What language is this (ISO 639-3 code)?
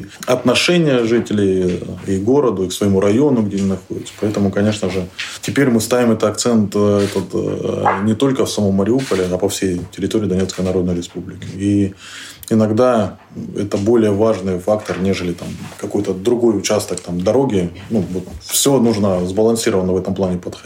rus